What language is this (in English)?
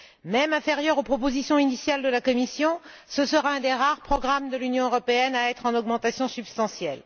French